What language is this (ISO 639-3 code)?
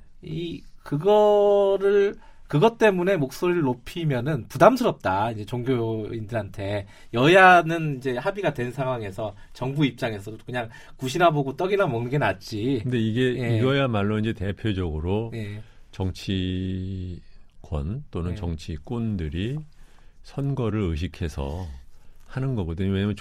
kor